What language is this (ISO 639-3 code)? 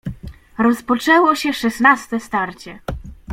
pol